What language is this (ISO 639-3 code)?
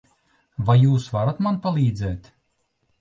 lav